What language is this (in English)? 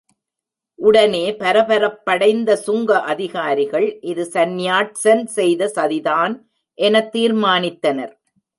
Tamil